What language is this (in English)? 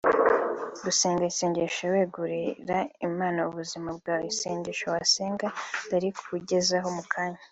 Kinyarwanda